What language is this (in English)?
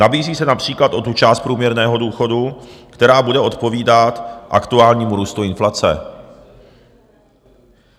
Czech